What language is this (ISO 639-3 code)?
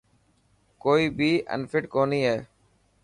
mki